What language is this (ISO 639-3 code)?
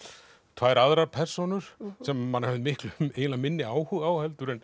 isl